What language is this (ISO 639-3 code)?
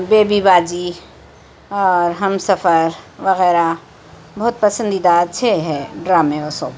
urd